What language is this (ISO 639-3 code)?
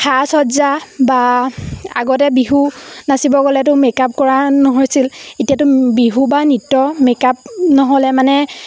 asm